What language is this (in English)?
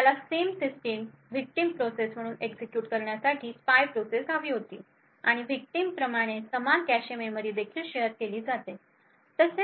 Marathi